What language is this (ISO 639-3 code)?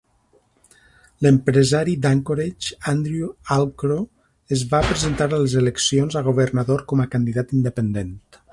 cat